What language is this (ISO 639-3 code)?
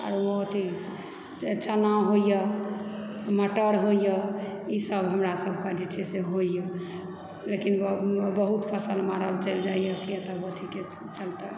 mai